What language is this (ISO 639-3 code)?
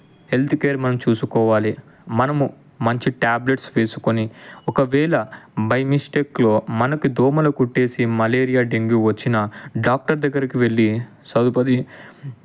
tel